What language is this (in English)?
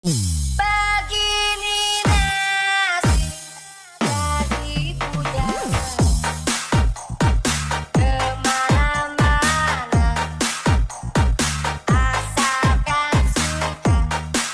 Indonesian